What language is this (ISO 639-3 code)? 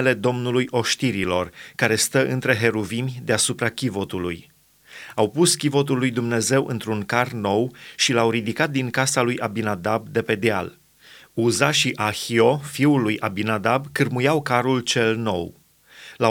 ron